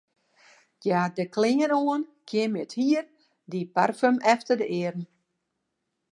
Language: Western Frisian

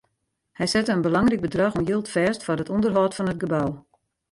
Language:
Western Frisian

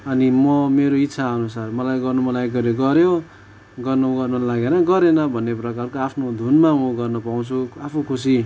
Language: Nepali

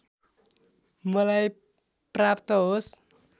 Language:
Nepali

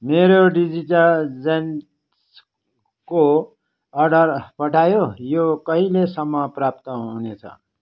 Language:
Nepali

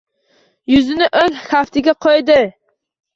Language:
Uzbek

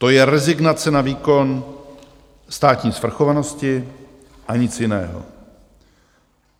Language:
Czech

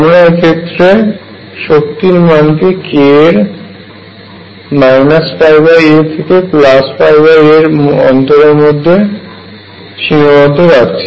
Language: Bangla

